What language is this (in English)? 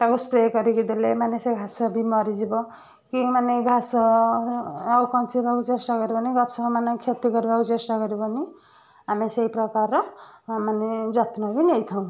Odia